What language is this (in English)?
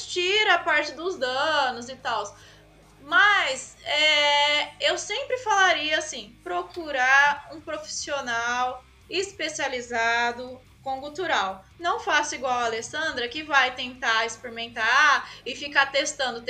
Portuguese